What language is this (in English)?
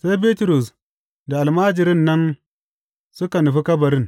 Hausa